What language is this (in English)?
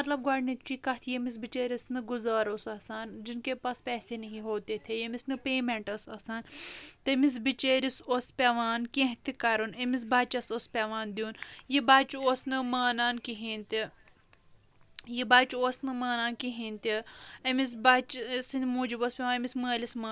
Kashmiri